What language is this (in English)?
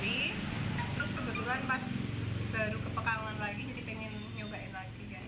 Indonesian